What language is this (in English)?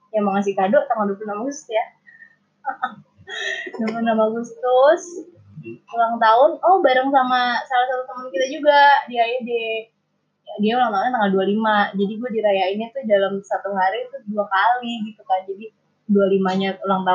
Indonesian